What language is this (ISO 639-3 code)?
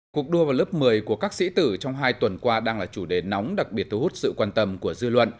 vie